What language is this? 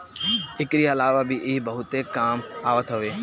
Bhojpuri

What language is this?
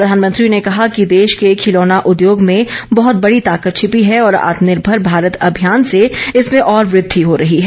Hindi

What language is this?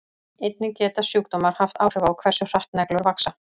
Icelandic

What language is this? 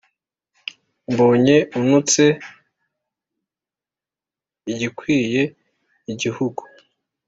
Kinyarwanda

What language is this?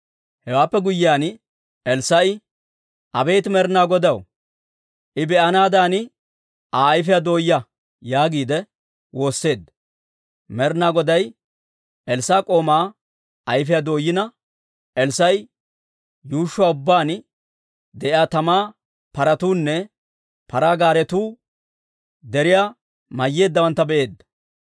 Dawro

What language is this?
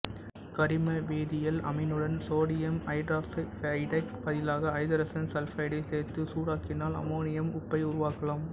Tamil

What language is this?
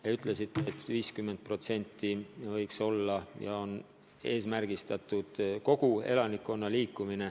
Estonian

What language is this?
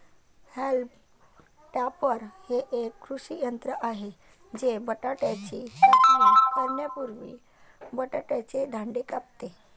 Marathi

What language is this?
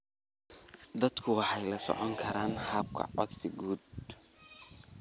Somali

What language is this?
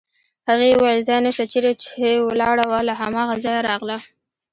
Pashto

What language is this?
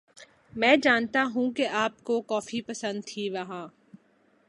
Urdu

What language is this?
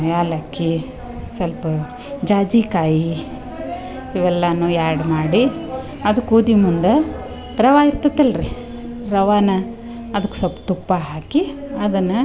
Kannada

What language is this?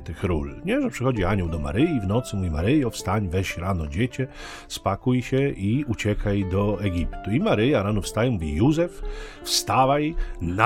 Polish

